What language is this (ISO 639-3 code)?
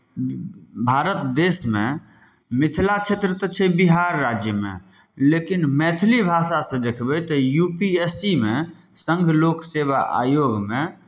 mai